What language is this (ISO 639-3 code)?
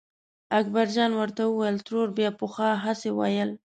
pus